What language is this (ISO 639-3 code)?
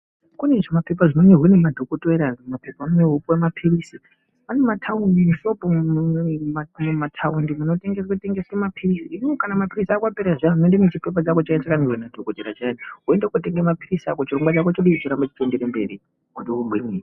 ndc